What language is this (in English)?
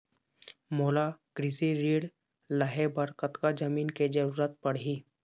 Chhattisgarhi